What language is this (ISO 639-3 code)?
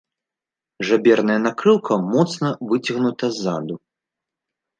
bel